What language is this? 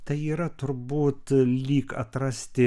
Lithuanian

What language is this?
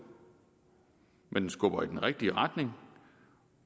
Danish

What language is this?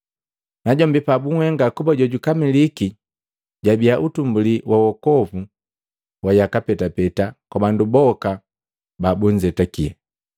Matengo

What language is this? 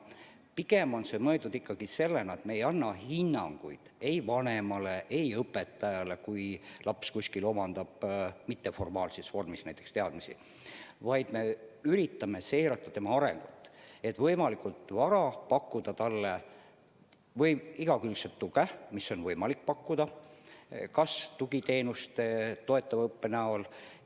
Estonian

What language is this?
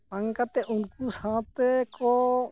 Santali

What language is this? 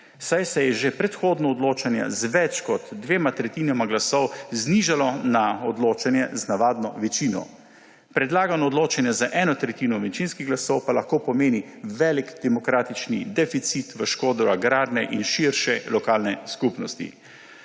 Slovenian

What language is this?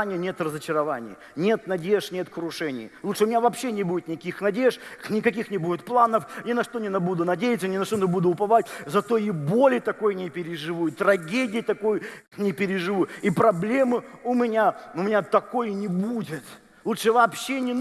Russian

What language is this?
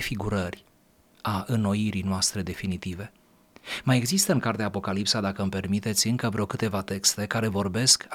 Romanian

